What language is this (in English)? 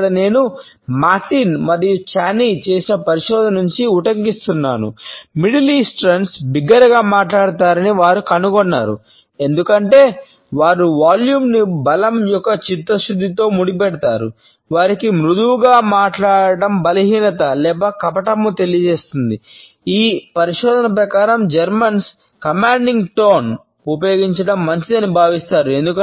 Telugu